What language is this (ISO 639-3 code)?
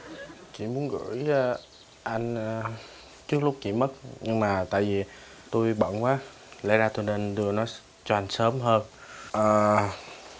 vie